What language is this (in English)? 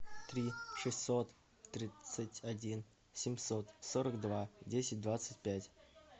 Russian